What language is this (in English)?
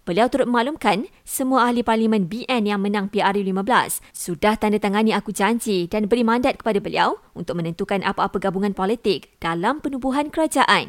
Malay